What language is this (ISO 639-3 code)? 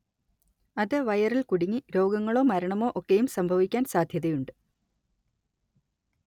mal